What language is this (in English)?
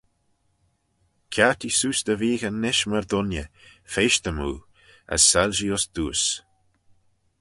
Manx